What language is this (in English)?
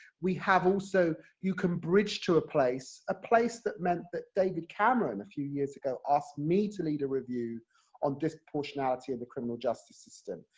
English